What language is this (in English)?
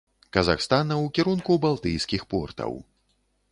Belarusian